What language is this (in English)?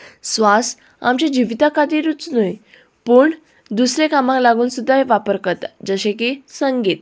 Konkani